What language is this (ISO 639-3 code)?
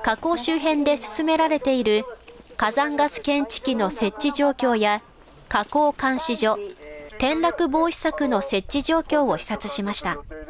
jpn